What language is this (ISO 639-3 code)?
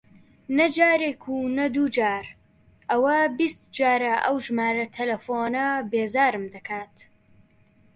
ckb